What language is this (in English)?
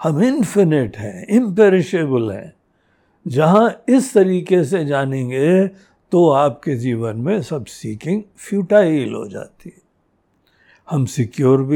Hindi